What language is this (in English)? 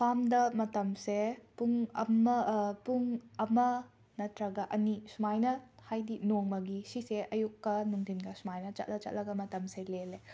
Manipuri